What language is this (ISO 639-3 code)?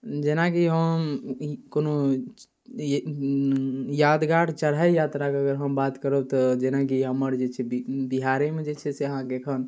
mai